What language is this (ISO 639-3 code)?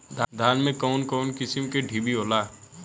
bho